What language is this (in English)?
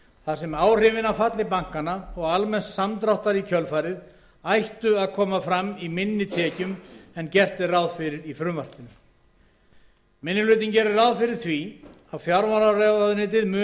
Icelandic